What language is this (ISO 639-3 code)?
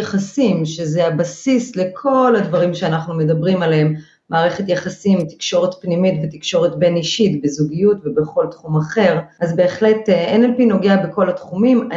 heb